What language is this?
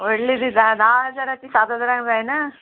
Konkani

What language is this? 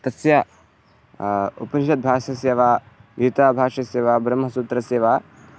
Sanskrit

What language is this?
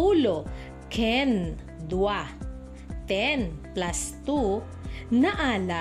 Filipino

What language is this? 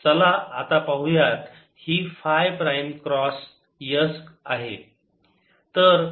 Marathi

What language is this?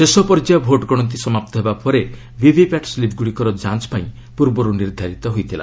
Odia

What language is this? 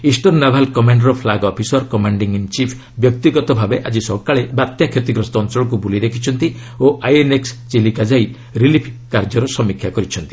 Odia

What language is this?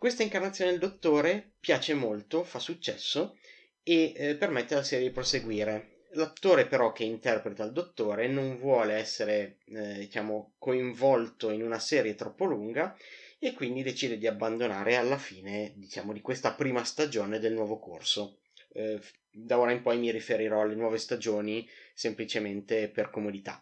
Italian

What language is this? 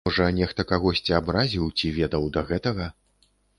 Belarusian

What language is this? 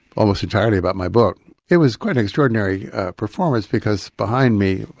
English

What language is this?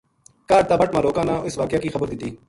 Gujari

